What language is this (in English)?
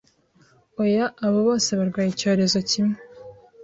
Kinyarwanda